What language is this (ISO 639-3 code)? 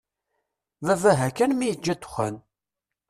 kab